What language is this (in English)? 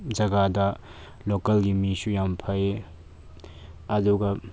Manipuri